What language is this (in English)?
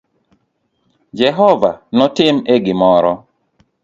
Luo (Kenya and Tanzania)